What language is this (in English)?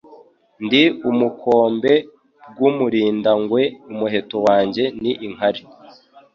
Kinyarwanda